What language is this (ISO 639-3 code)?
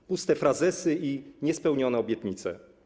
pol